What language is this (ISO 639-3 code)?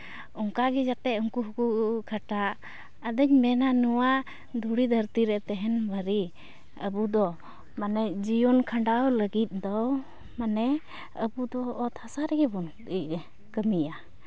sat